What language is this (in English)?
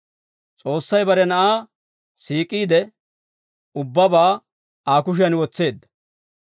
Dawro